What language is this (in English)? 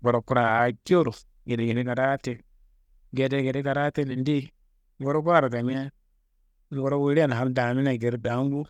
Kanembu